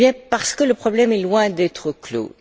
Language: French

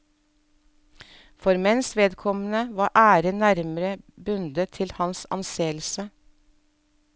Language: Norwegian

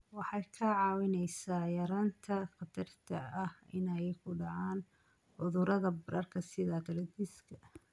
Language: Somali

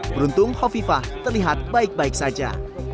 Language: Indonesian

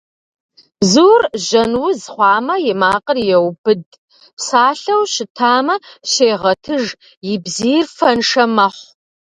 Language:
Kabardian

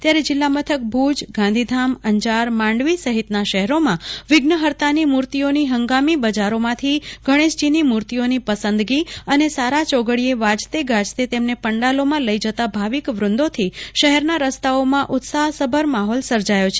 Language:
Gujarati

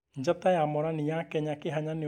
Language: Kikuyu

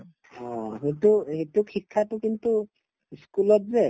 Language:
Assamese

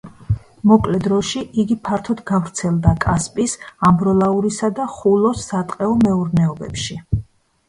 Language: Georgian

